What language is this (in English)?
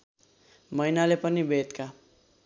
Nepali